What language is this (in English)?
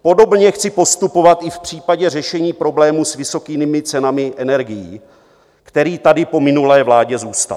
Czech